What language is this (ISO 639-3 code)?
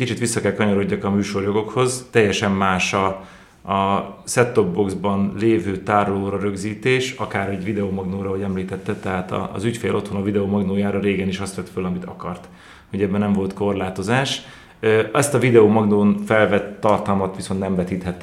hun